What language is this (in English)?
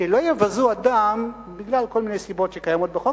Hebrew